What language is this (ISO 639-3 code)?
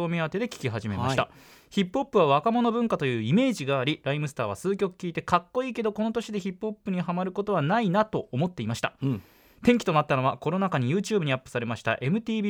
jpn